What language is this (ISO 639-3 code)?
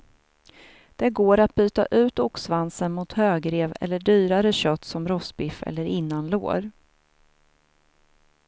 swe